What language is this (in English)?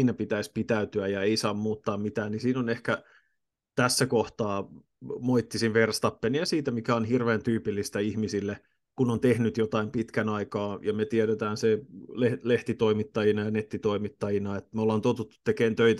Finnish